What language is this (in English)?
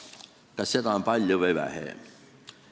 Estonian